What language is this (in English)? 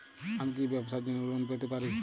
Bangla